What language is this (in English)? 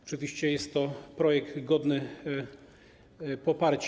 Polish